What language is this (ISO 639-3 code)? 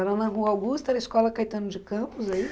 por